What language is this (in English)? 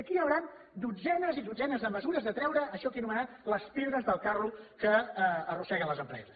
Catalan